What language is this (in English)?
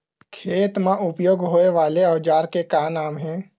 Chhattisgarhi